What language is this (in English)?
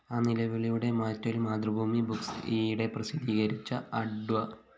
Malayalam